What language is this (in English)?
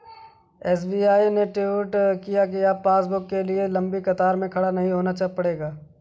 Hindi